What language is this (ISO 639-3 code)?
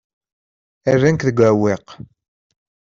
kab